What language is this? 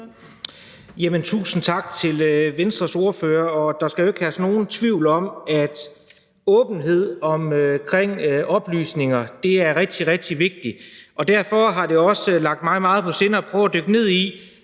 Danish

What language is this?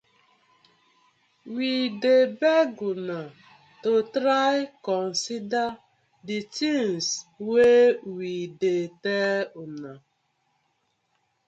Nigerian Pidgin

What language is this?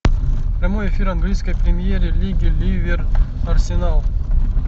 Russian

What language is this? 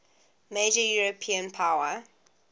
English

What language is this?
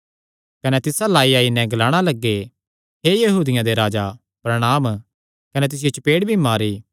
Kangri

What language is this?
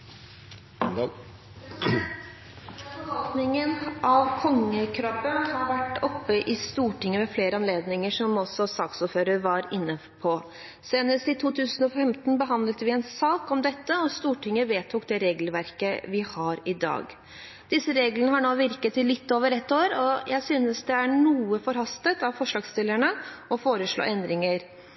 Norwegian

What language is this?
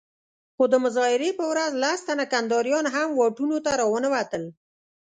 Pashto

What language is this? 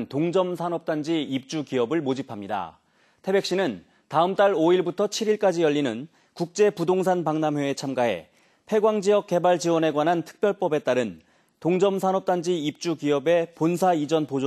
Korean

